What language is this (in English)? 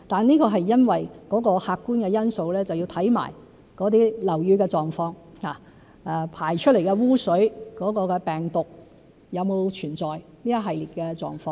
Cantonese